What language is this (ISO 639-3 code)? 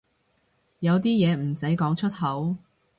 yue